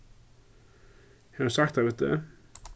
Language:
Faroese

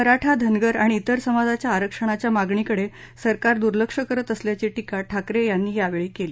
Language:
Marathi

